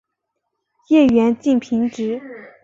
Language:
Chinese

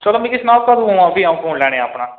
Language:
Dogri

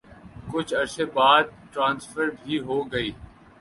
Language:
Urdu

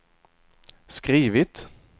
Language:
Swedish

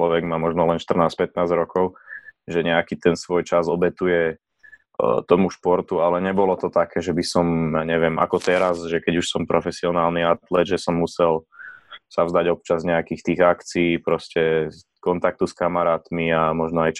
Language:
Slovak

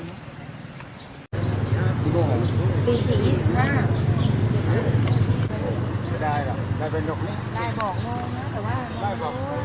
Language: Thai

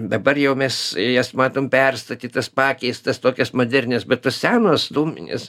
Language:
Lithuanian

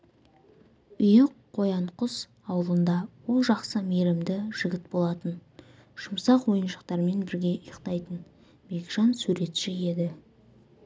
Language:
Kazakh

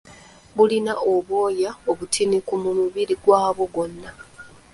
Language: Ganda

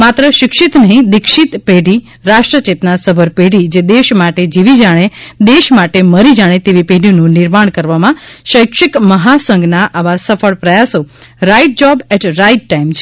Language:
Gujarati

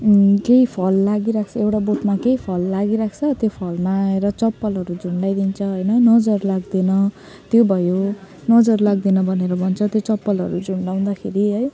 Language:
Nepali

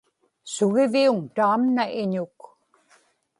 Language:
Inupiaq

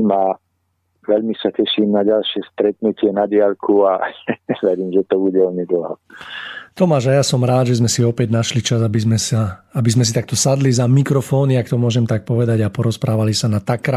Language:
Slovak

